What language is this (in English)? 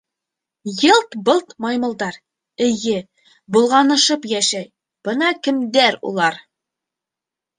Bashkir